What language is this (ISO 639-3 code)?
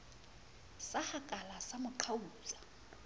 sot